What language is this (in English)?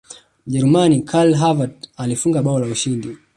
Swahili